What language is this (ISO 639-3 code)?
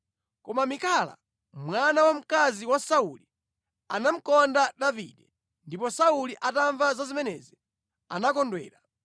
nya